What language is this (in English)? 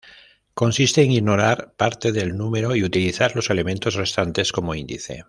Spanish